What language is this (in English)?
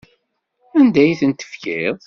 Kabyle